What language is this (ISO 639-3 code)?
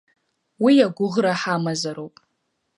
abk